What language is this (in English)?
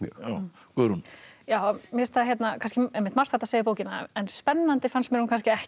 Icelandic